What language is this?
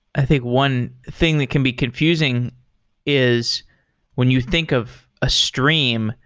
English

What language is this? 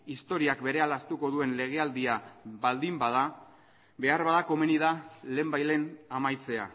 Basque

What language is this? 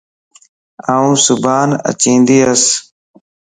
Lasi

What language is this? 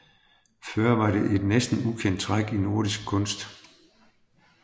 Danish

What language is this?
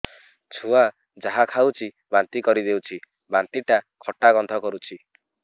Odia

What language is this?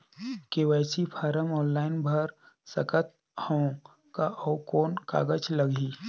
Chhattisgarhi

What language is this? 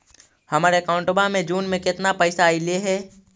Magahi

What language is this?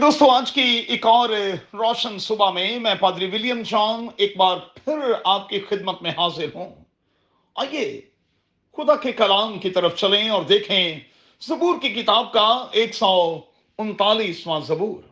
Urdu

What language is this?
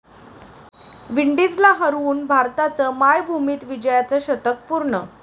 Marathi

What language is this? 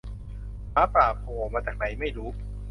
Thai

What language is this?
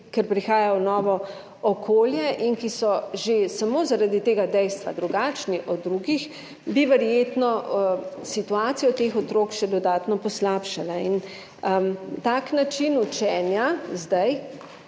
Slovenian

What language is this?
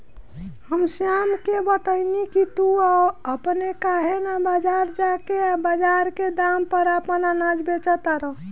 Bhojpuri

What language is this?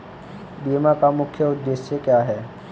Hindi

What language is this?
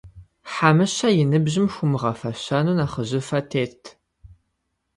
Kabardian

